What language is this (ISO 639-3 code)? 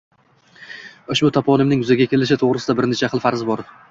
uzb